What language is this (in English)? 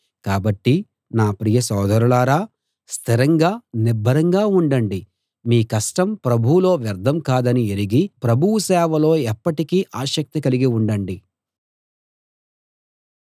Telugu